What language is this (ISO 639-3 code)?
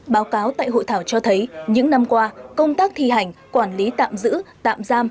vie